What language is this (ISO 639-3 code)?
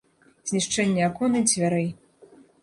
bel